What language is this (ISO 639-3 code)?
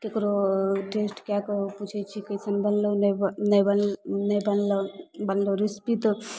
mai